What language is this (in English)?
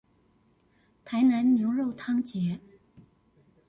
Chinese